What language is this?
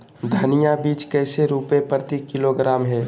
Magahi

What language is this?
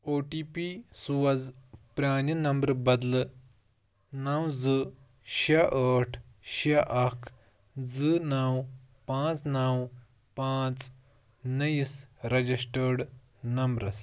Kashmiri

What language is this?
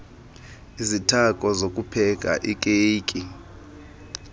Xhosa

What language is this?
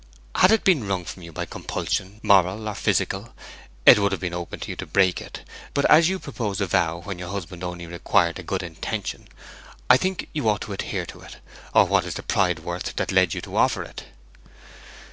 English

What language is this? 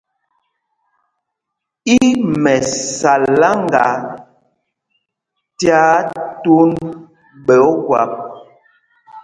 Mpumpong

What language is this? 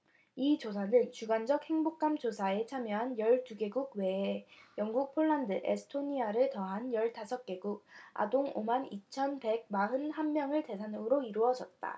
Korean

